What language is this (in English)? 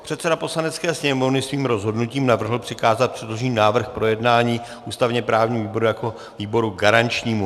Czech